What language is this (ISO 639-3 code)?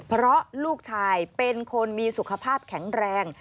tha